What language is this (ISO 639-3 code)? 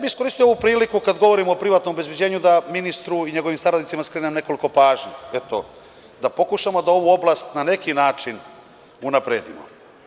srp